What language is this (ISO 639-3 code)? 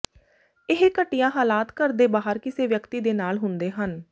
pan